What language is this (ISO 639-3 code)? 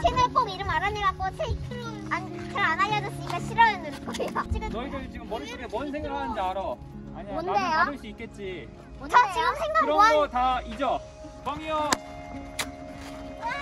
kor